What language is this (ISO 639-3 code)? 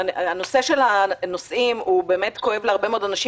heb